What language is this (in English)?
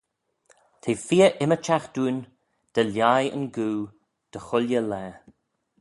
Manx